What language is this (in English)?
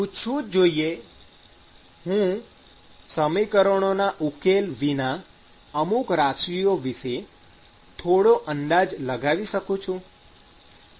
Gujarati